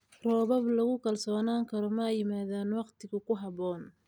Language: Somali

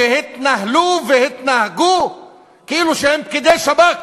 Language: Hebrew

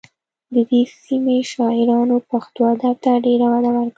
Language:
Pashto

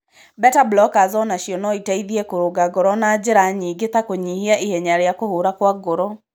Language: Kikuyu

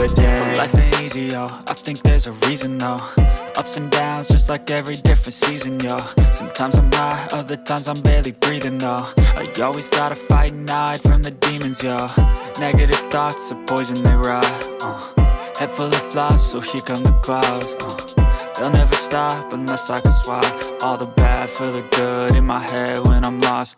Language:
English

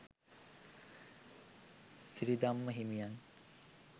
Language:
Sinhala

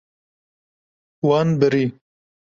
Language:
Kurdish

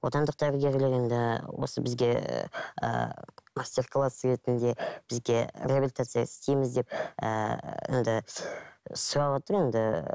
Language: Kazakh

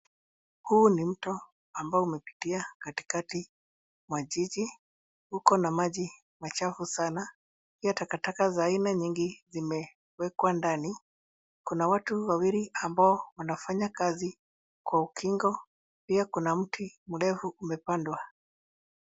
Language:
Swahili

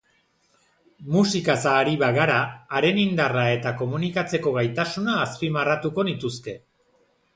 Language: Basque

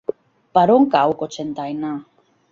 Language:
Catalan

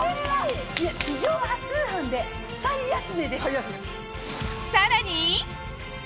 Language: Japanese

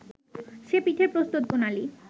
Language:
Bangla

